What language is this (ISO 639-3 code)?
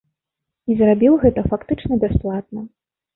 bel